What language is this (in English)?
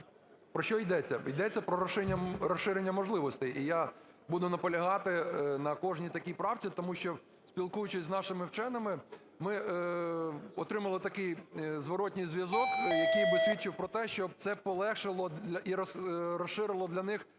Ukrainian